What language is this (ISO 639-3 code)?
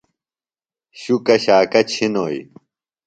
phl